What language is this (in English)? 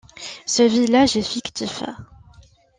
French